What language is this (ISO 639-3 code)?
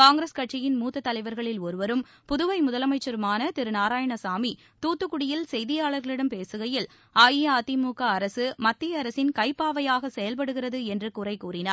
tam